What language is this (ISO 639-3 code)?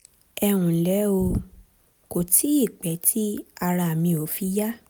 yor